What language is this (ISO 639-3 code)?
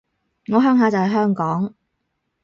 yue